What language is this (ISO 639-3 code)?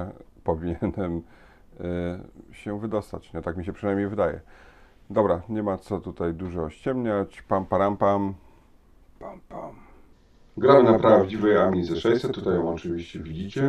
pol